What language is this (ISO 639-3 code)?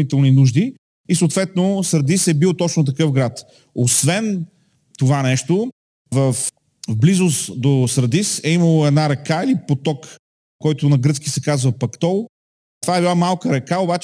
bul